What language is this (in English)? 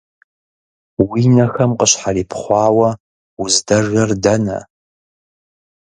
Kabardian